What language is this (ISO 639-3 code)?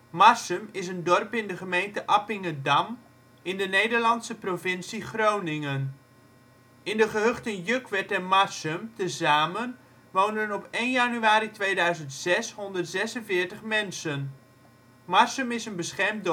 nld